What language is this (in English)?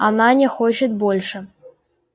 Russian